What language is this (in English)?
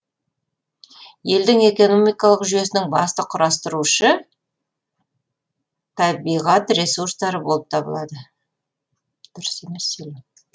Kazakh